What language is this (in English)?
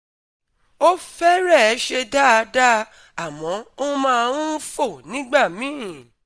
Yoruba